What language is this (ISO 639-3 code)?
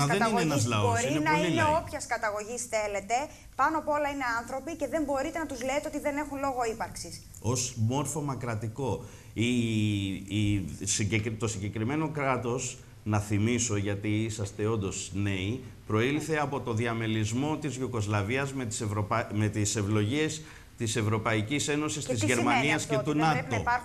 ell